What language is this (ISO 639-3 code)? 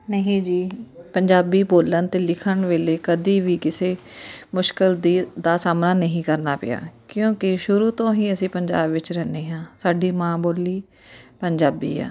pan